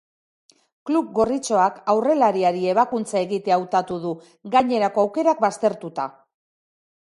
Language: Basque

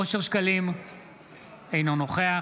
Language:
Hebrew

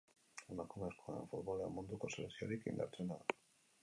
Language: Basque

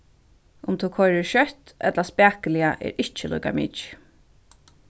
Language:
Faroese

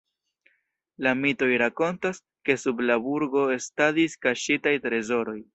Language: Esperanto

